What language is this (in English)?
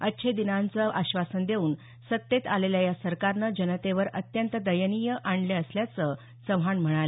Marathi